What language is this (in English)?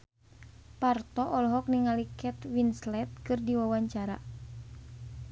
Sundanese